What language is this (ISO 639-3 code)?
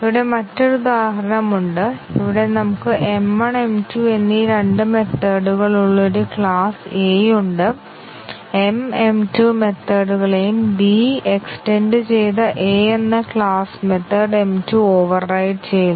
mal